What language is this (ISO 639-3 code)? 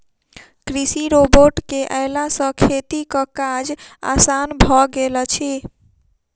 mai